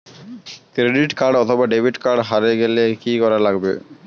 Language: Bangla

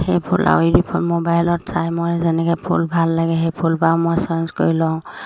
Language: Assamese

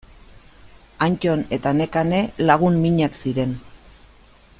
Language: Basque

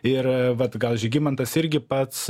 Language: Lithuanian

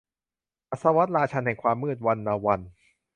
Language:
Thai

